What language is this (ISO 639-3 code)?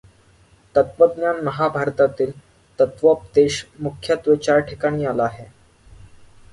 mar